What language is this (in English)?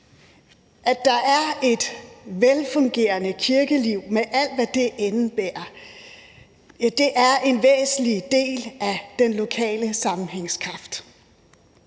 Danish